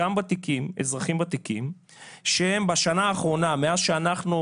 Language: Hebrew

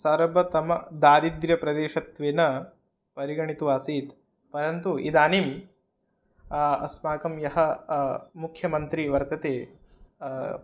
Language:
Sanskrit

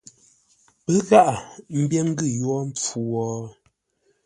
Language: Ngombale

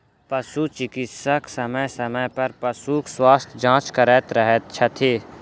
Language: Maithili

